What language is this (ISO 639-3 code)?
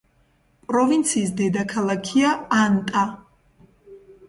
kat